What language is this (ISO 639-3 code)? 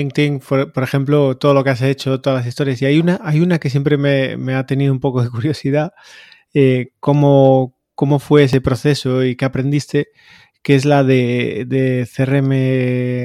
spa